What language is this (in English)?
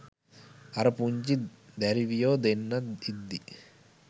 Sinhala